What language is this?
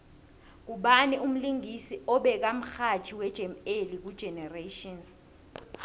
South Ndebele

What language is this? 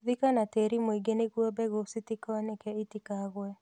Kikuyu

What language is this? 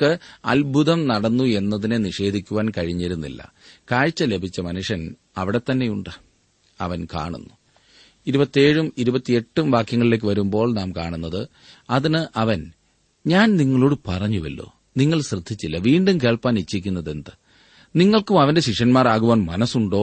Malayalam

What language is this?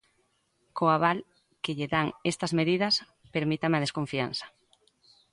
Galician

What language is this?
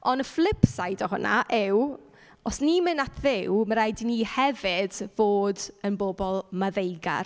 Welsh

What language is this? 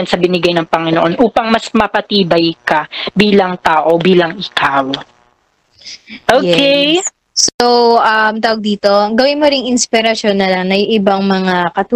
Filipino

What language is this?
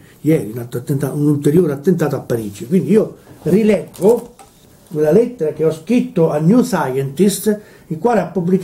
Italian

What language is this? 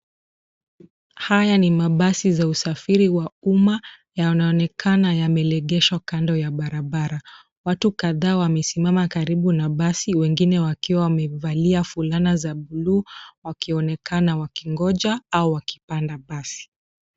Swahili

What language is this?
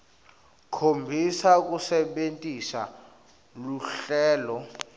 Swati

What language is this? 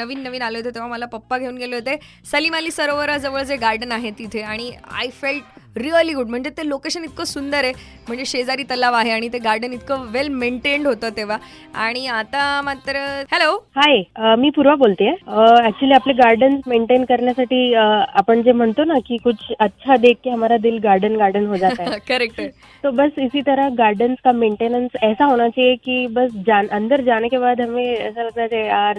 Marathi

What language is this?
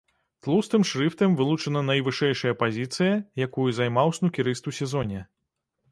Belarusian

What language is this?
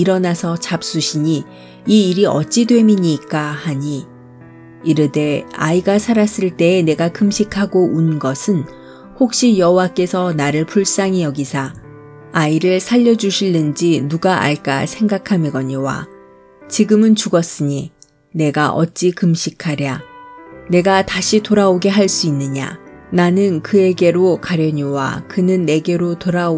Korean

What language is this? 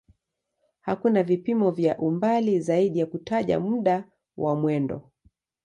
Swahili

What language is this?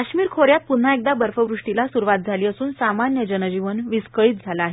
Marathi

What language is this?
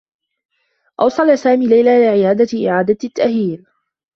Arabic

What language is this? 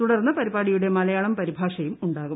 Malayalam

